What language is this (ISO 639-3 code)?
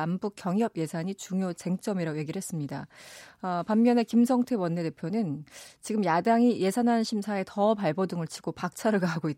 kor